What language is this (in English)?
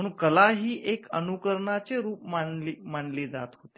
Marathi